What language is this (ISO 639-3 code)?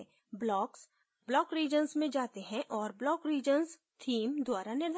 hin